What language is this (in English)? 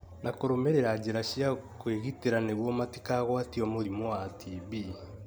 Kikuyu